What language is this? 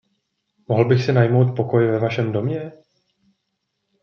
Czech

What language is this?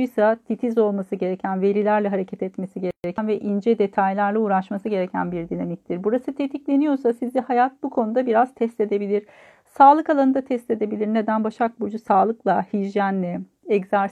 Turkish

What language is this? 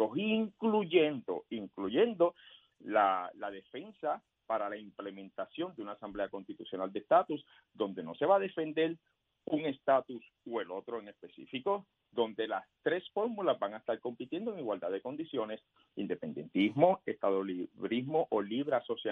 Spanish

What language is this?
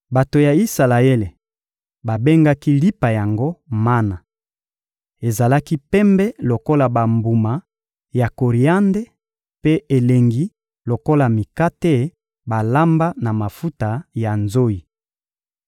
Lingala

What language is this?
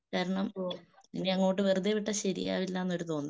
Malayalam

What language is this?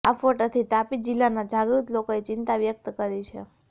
Gujarati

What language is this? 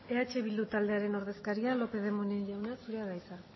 Basque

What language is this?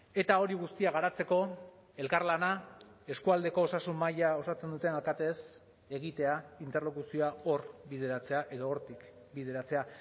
Basque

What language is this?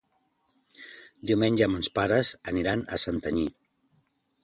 Catalan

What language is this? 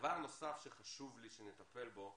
Hebrew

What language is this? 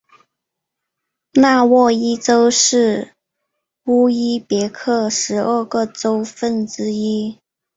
Chinese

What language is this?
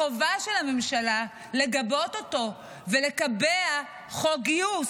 Hebrew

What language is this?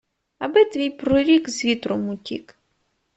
Ukrainian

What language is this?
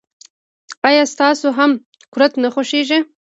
Pashto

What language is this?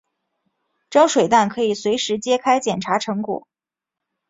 Chinese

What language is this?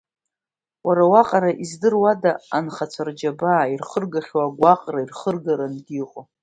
Abkhazian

